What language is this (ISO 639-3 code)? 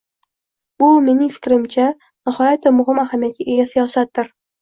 uzb